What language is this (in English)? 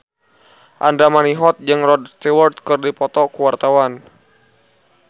Sundanese